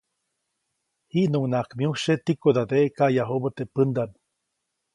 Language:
Copainalá Zoque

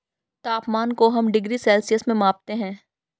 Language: Hindi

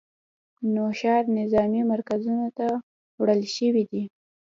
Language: Pashto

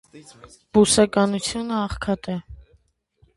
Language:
Armenian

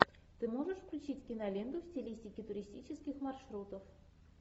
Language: Russian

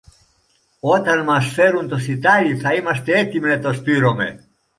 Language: Greek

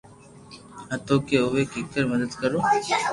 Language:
Loarki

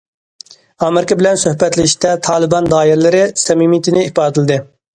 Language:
Uyghur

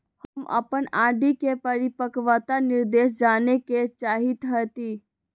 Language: Magahi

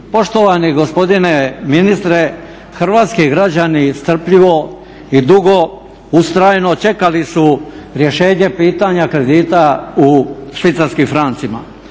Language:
Croatian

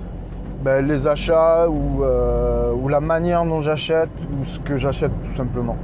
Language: French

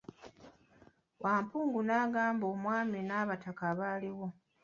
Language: Ganda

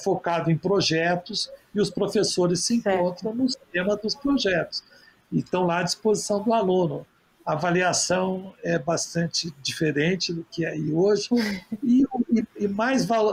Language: Portuguese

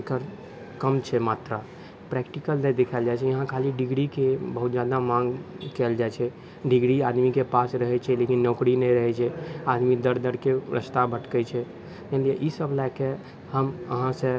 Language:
Maithili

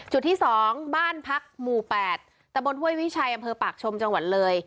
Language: Thai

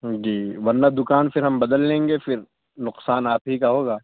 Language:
Urdu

